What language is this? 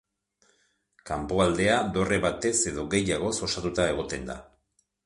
Basque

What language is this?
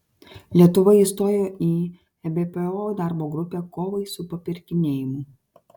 Lithuanian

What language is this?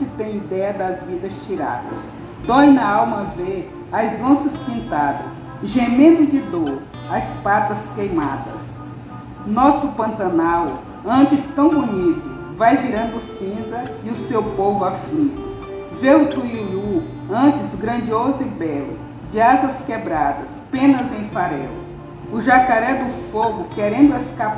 Portuguese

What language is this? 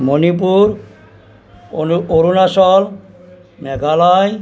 Assamese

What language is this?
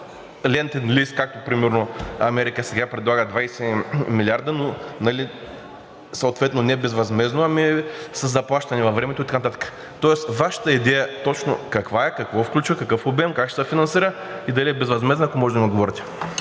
Bulgarian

